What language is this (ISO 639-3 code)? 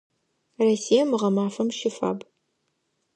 ady